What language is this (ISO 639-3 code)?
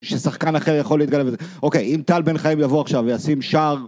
heb